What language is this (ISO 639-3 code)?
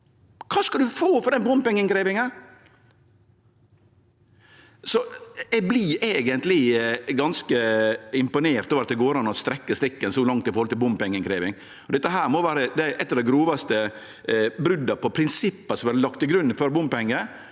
nor